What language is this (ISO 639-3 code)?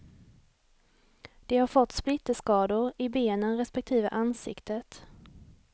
swe